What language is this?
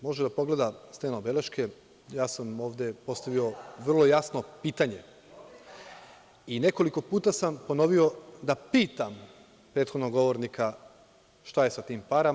Serbian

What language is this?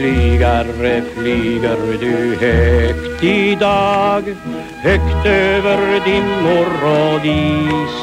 Dutch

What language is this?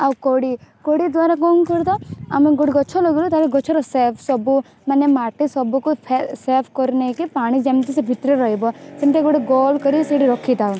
Odia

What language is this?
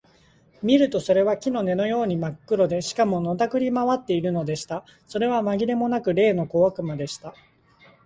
Japanese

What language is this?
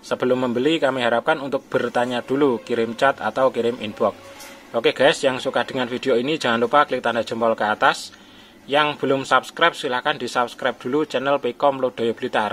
Indonesian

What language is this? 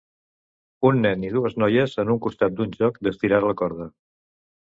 Catalan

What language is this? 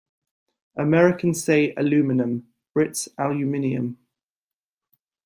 English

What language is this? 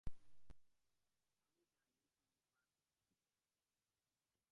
Bangla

